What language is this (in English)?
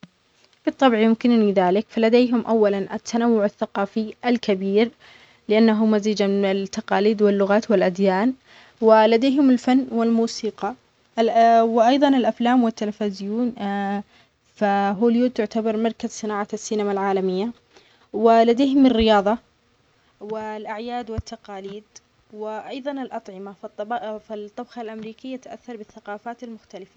Omani Arabic